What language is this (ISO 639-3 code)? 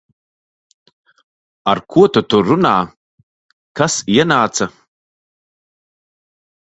lav